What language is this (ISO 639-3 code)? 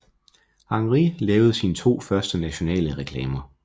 dan